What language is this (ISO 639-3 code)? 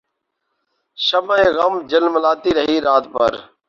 urd